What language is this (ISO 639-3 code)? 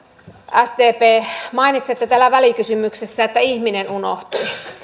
fin